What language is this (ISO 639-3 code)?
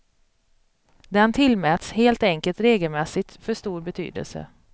swe